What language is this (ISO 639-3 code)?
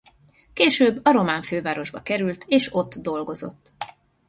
hun